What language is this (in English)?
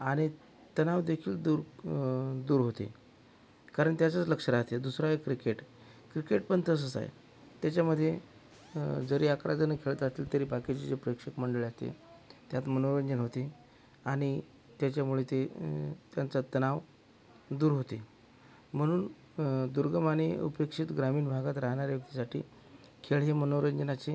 Marathi